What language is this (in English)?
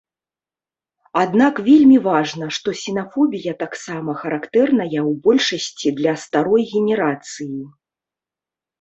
Belarusian